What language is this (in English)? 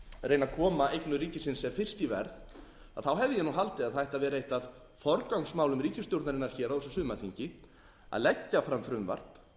Icelandic